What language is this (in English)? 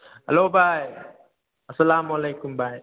Manipuri